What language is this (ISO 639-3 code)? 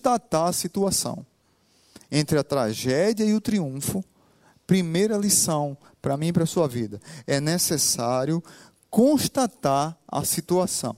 por